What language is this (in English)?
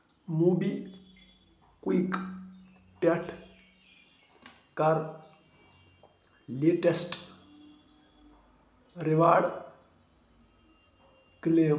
Kashmiri